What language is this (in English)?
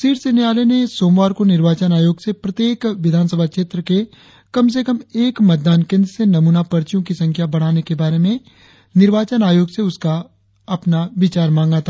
Hindi